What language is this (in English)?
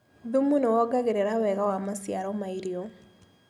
Kikuyu